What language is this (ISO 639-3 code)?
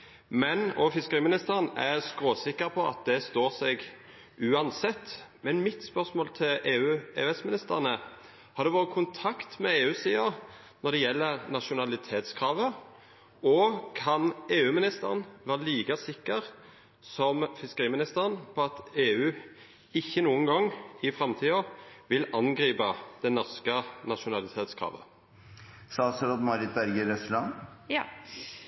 nno